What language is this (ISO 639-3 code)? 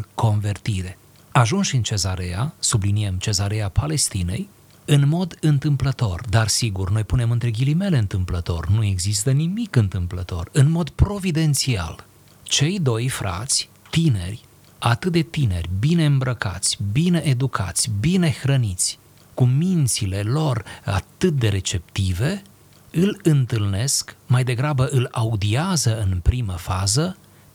ron